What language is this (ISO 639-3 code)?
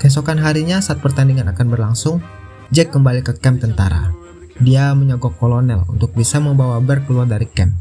ind